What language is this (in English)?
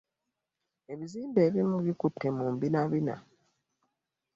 Ganda